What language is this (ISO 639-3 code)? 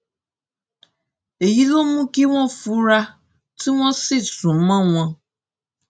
yor